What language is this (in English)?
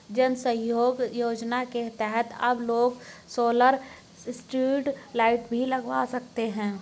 Hindi